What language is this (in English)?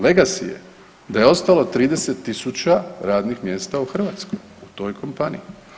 Croatian